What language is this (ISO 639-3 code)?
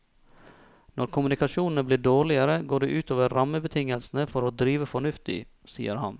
nor